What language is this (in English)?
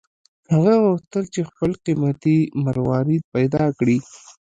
Pashto